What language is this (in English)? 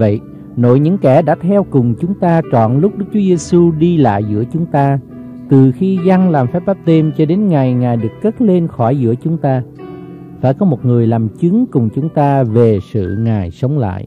Vietnamese